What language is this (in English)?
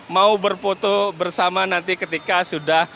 Indonesian